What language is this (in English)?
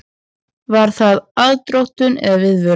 Icelandic